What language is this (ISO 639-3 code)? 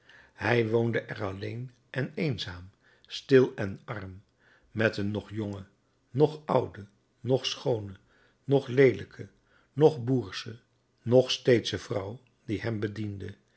nld